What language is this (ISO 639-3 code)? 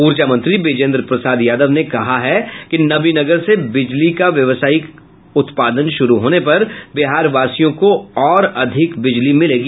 hin